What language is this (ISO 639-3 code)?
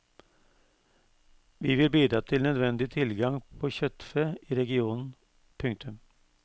nor